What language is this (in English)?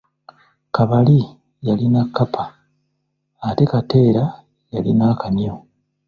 Ganda